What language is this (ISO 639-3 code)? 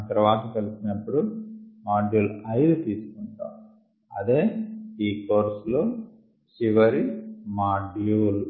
tel